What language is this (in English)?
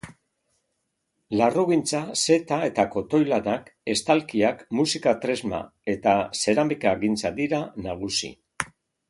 Basque